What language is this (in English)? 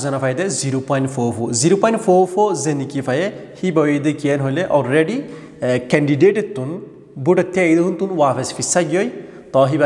Turkish